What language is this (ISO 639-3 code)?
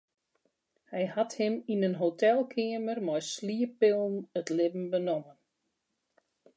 fry